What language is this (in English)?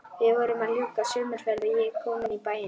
Icelandic